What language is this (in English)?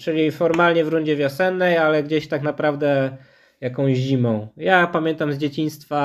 Polish